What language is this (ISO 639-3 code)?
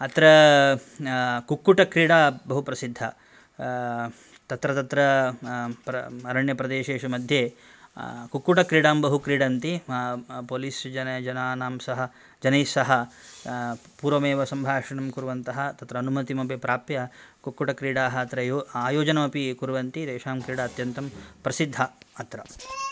san